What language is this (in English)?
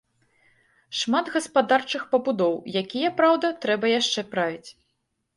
Belarusian